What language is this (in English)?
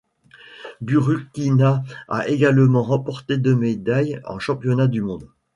French